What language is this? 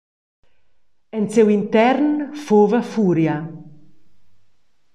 Romansh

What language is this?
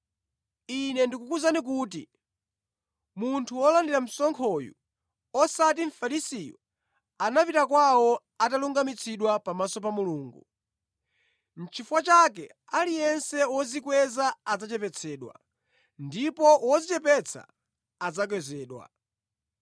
Nyanja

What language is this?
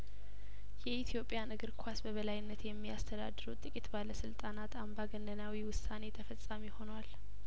Amharic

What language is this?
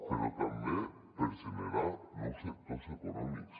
Catalan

